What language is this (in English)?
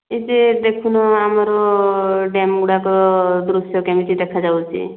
Odia